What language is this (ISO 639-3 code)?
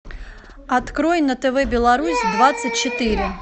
rus